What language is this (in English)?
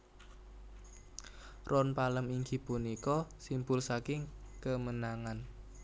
Javanese